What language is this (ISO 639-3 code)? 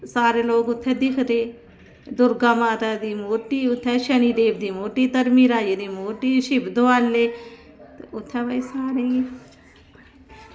doi